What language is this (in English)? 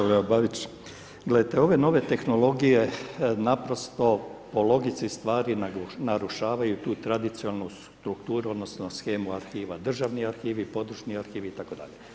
Croatian